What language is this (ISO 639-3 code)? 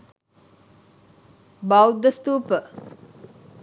sin